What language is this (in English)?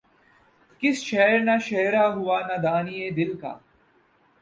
Urdu